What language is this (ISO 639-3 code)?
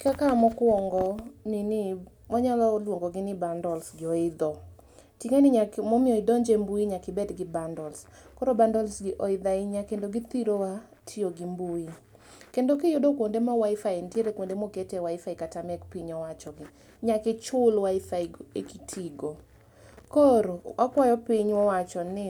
luo